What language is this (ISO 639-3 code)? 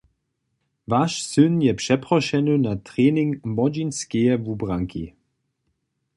hsb